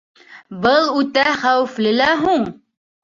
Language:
Bashkir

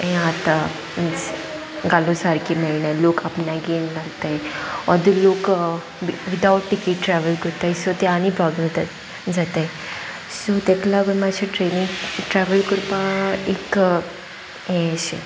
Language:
Konkani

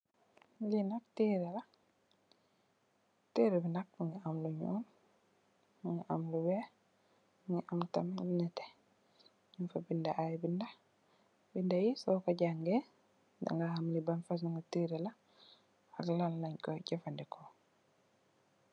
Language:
Wolof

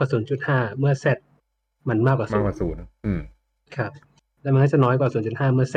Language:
Thai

